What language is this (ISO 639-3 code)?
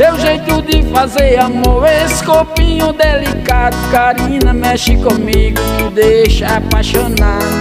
por